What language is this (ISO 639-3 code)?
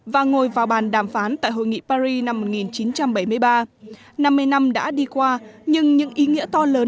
vie